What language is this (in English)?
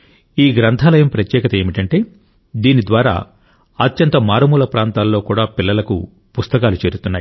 Telugu